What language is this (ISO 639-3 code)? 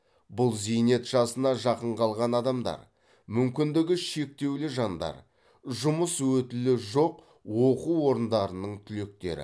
kaz